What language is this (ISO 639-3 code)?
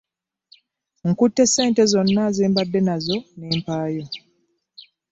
lug